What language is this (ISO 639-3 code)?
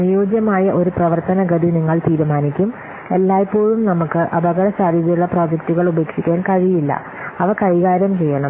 mal